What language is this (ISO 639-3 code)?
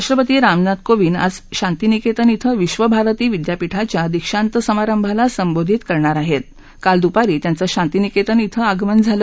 mar